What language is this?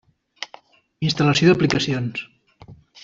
Catalan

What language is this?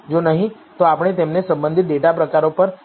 Gujarati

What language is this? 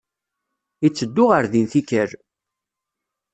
Kabyle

